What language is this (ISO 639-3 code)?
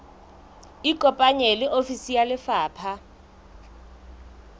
sot